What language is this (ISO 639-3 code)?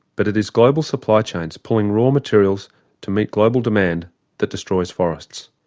eng